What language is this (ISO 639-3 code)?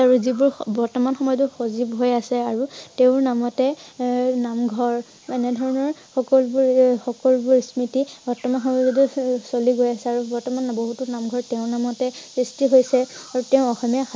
asm